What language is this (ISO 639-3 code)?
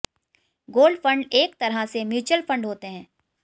hin